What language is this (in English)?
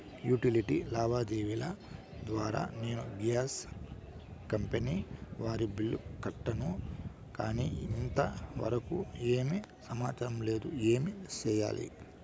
Telugu